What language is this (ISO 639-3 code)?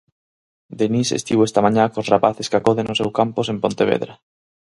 glg